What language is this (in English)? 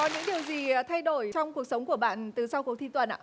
Vietnamese